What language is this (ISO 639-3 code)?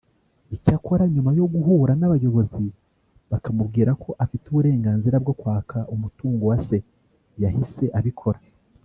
kin